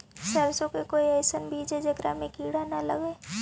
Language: Magahi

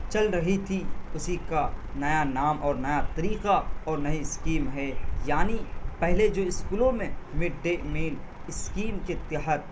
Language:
Urdu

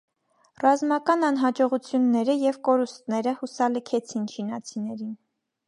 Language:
Armenian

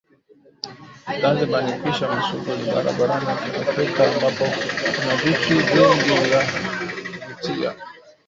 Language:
Swahili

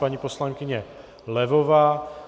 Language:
Czech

